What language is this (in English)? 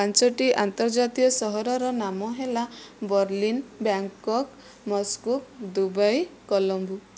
Odia